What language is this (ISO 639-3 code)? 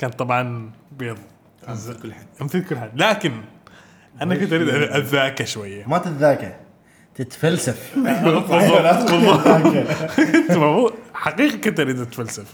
ara